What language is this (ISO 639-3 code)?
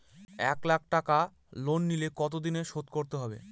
ben